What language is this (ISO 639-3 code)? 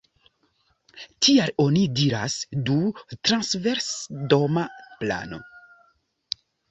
epo